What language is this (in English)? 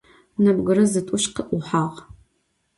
Adyghe